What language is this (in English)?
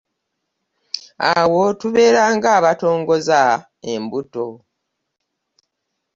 Ganda